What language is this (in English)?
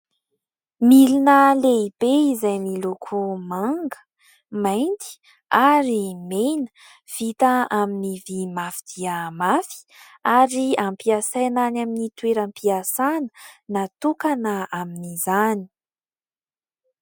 Malagasy